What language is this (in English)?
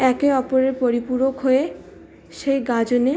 Bangla